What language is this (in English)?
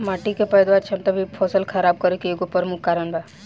Bhojpuri